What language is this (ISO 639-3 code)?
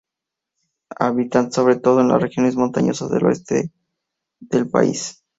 spa